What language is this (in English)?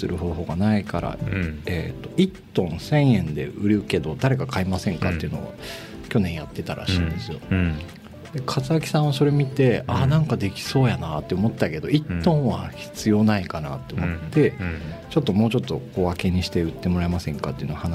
Japanese